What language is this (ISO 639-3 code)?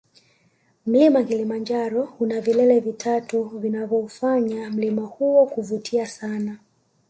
swa